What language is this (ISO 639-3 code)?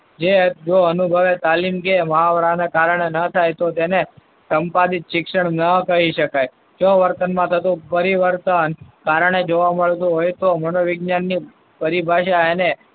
guj